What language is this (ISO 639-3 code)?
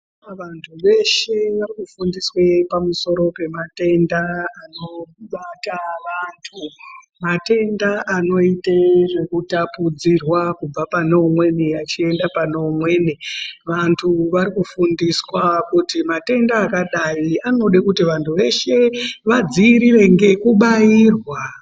ndc